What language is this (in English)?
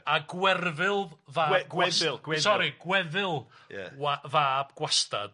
Welsh